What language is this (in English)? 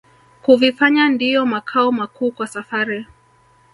Swahili